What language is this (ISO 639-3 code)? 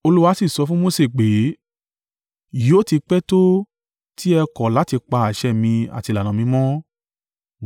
yor